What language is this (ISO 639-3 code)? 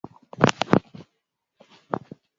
swa